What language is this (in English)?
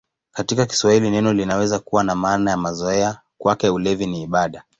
Swahili